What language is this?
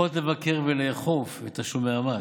Hebrew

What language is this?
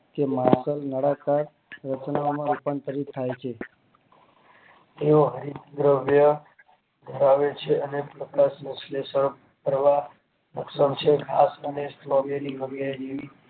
Gujarati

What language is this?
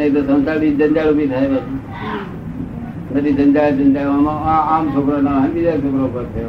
Gujarati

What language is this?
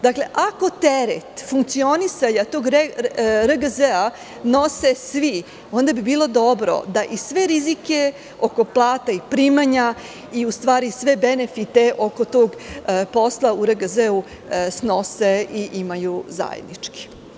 Serbian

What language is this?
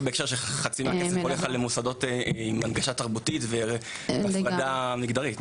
Hebrew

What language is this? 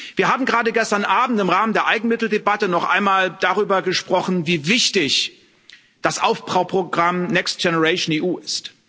German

